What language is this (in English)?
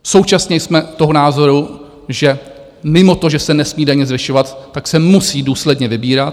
Czech